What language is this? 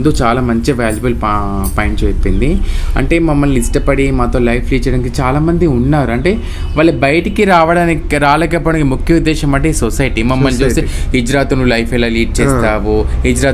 Telugu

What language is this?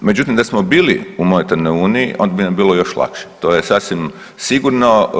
Croatian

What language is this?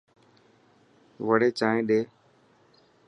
Dhatki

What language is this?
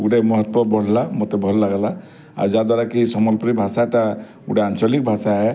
Odia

